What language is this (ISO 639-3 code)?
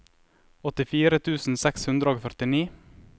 nor